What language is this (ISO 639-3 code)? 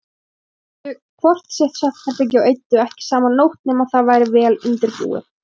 isl